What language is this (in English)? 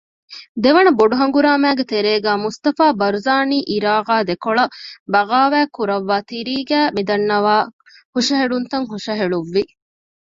Divehi